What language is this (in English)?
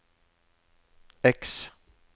Norwegian